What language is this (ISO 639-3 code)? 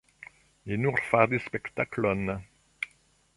epo